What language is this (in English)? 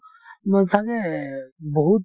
Assamese